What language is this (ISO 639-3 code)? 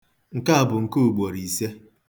ibo